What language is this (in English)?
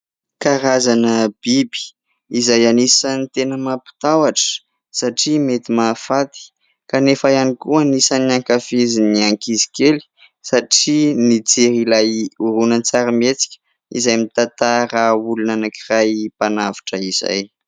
Malagasy